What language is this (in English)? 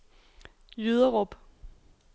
Danish